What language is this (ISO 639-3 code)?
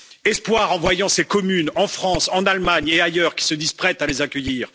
fra